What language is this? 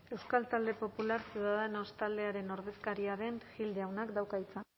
Basque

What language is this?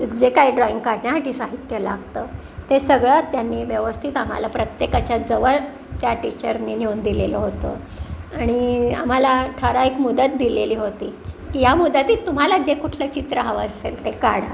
Marathi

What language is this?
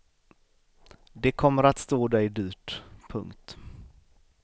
Swedish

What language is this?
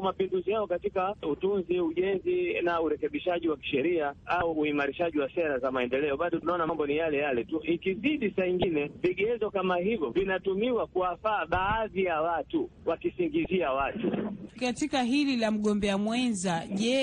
Swahili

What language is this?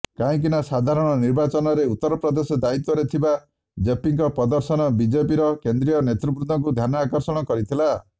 Odia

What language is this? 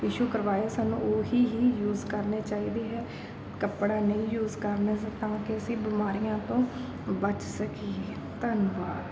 Punjabi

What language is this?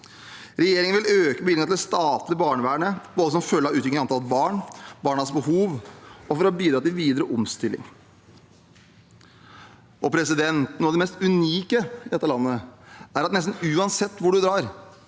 Norwegian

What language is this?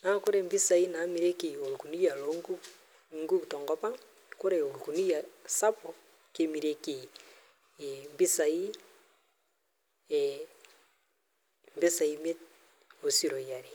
Masai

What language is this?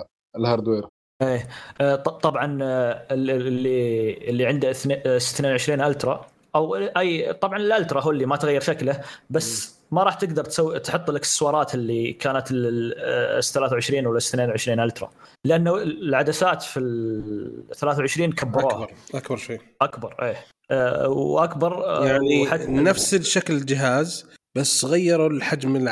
Arabic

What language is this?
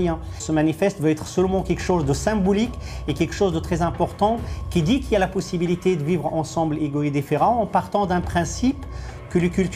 French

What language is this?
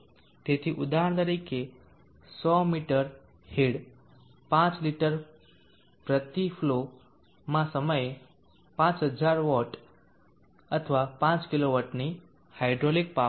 Gujarati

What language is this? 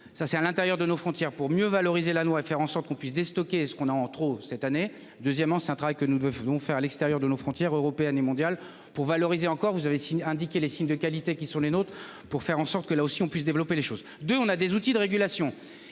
French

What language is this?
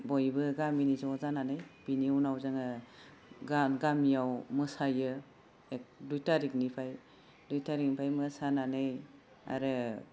Bodo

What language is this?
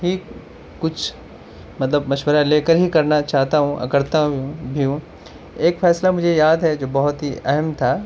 Urdu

